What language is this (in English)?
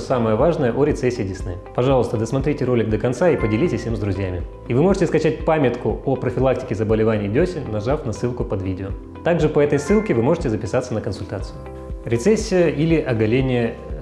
Russian